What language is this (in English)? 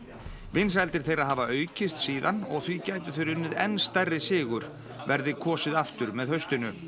Icelandic